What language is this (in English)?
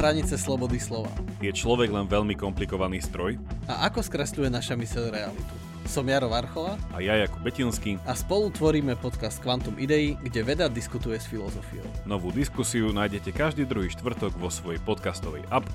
Slovak